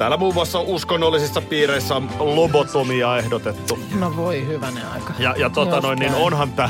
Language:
Finnish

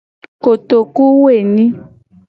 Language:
Gen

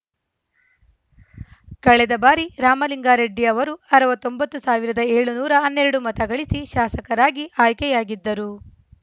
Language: Kannada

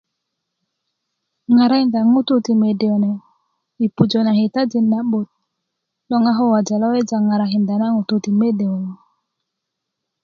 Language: Kuku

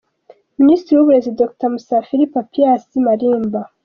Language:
Kinyarwanda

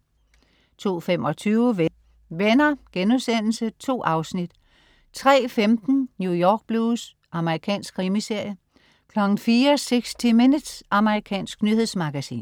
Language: Danish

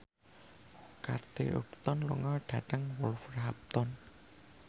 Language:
Javanese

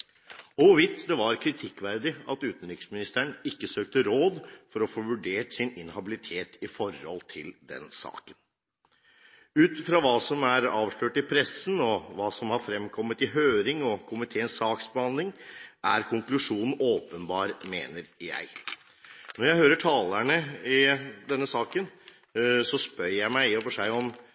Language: Norwegian Bokmål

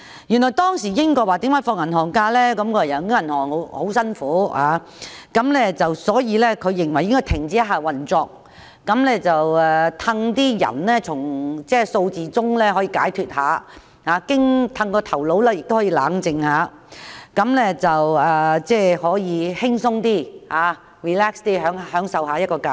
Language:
Cantonese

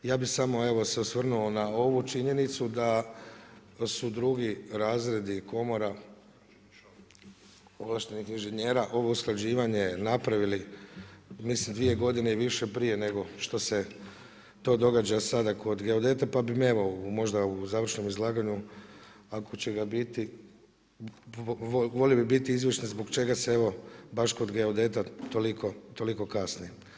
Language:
Croatian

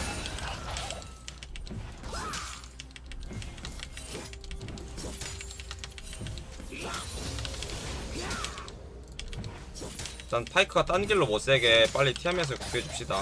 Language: Korean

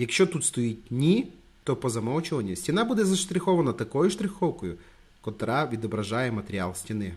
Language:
Ukrainian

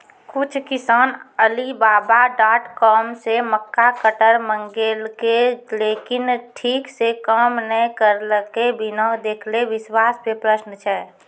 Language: Maithili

